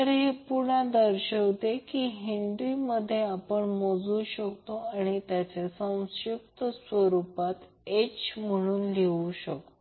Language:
Marathi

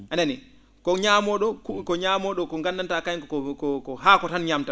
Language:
Fula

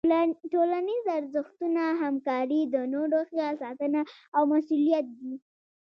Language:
Pashto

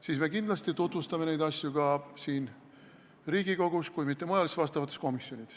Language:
Estonian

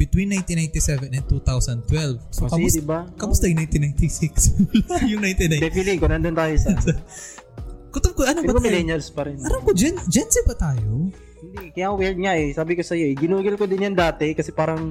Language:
Filipino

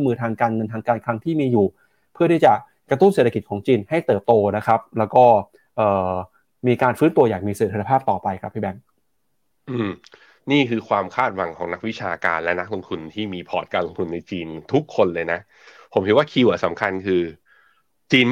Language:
Thai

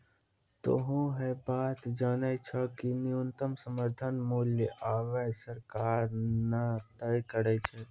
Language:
Maithili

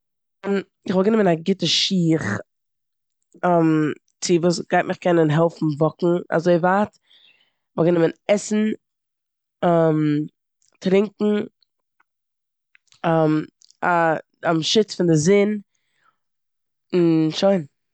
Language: Yiddish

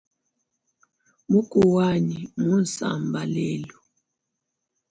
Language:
Luba-Lulua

